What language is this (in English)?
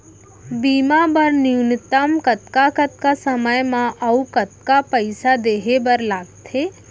Chhattisgarhi